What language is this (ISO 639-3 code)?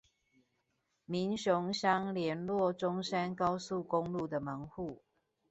zho